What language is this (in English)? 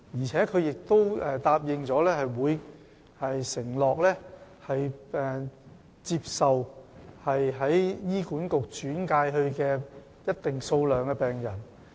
Cantonese